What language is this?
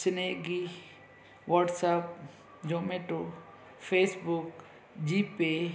Sindhi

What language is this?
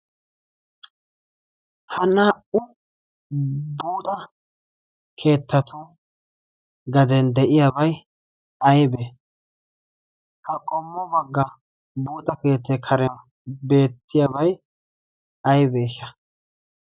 Wolaytta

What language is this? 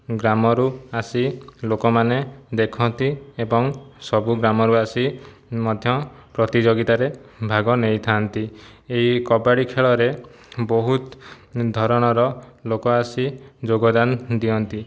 Odia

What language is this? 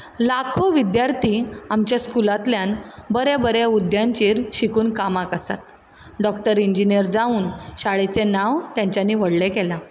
Konkani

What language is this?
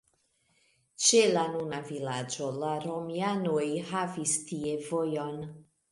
Esperanto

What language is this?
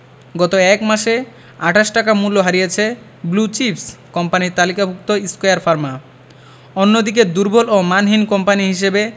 Bangla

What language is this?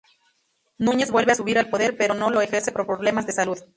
Spanish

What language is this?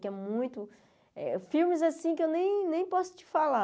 Portuguese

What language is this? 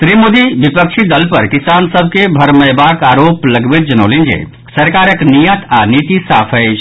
Maithili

